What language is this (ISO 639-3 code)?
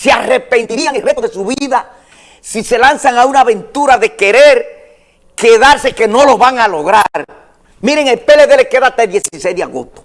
spa